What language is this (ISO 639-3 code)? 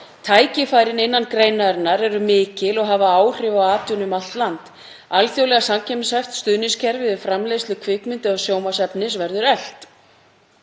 isl